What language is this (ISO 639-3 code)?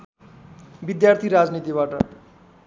nep